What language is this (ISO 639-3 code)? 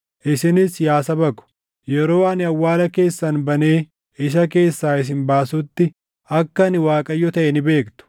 orm